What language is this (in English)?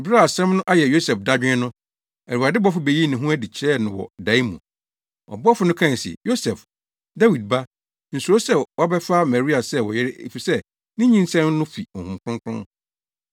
Akan